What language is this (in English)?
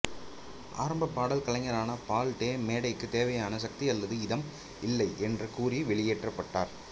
Tamil